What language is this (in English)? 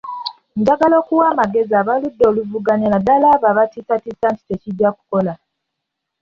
Ganda